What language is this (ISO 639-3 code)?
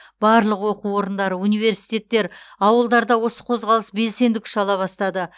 kaz